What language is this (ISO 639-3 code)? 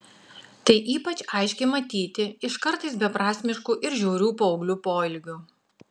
lit